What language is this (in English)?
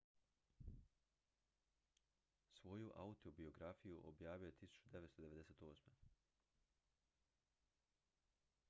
Croatian